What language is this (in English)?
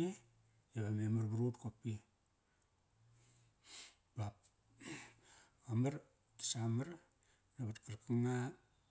Kairak